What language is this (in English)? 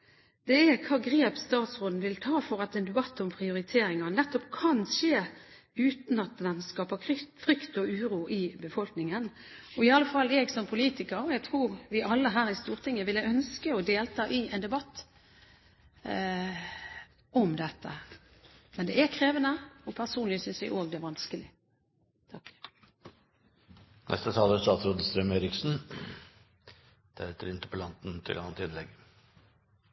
Norwegian Bokmål